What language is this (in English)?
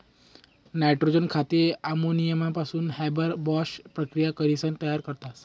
Marathi